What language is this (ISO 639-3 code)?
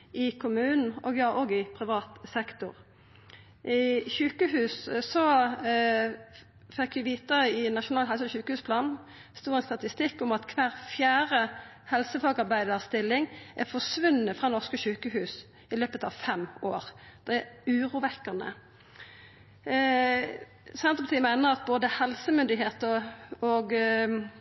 nno